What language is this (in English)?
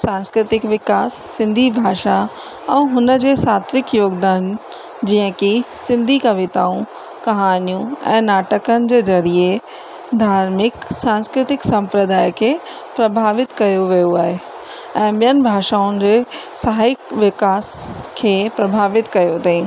Sindhi